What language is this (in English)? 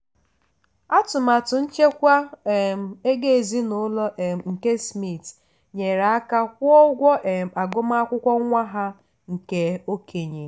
Igbo